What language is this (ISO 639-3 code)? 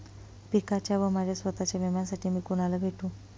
mar